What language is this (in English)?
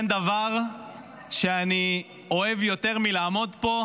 Hebrew